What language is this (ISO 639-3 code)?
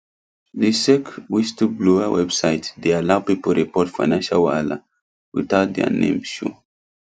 pcm